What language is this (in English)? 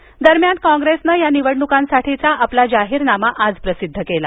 Marathi